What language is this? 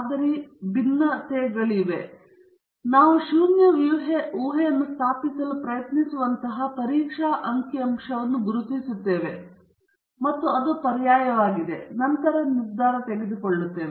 Kannada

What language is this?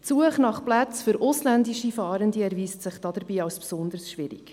Swiss German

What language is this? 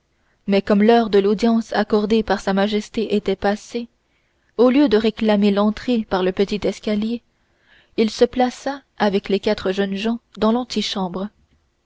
French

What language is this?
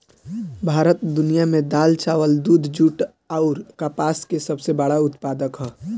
Bhojpuri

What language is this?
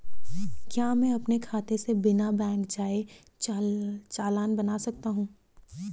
Hindi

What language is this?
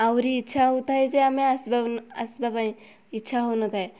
Odia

